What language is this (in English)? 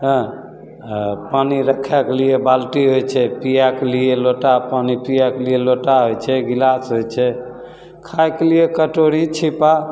Maithili